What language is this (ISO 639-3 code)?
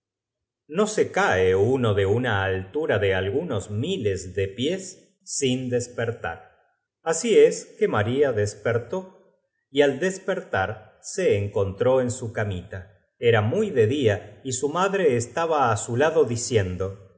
spa